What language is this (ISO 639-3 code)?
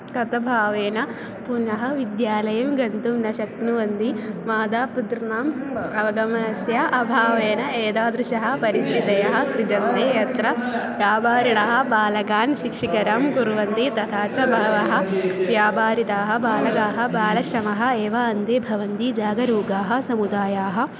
san